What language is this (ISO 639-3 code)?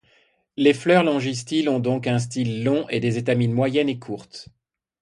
fra